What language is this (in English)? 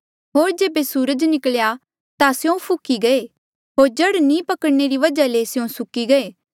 Mandeali